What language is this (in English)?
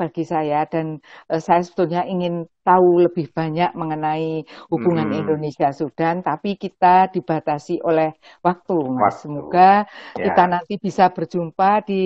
Indonesian